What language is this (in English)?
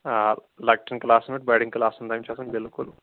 Kashmiri